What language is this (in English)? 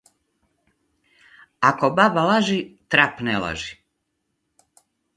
Macedonian